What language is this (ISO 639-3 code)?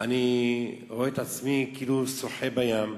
heb